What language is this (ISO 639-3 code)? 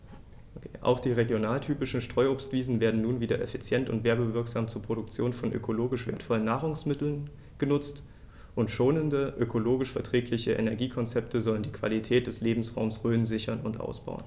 deu